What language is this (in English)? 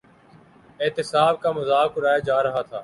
Urdu